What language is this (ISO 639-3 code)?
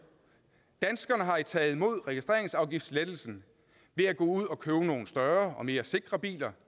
dan